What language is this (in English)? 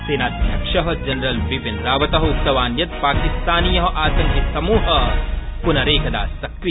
Sanskrit